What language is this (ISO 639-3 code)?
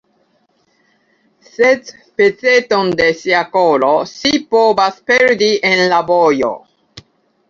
epo